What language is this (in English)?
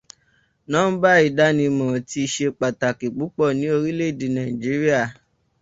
Yoruba